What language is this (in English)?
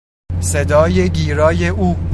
Persian